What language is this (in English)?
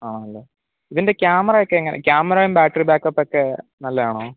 Malayalam